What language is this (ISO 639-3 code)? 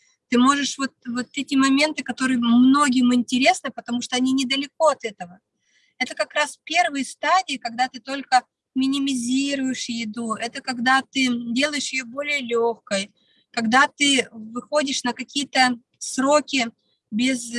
rus